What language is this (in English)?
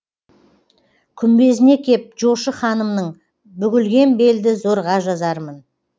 Kazakh